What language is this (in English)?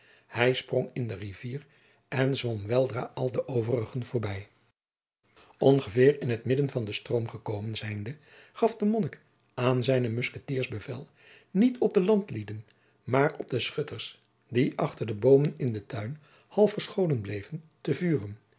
Dutch